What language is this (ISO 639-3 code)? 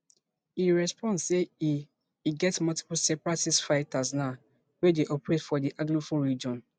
pcm